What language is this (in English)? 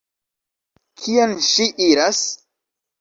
Esperanto